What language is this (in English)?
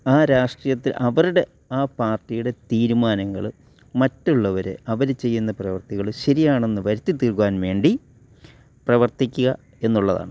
Malayalam